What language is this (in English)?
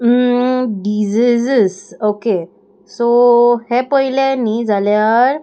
Konkani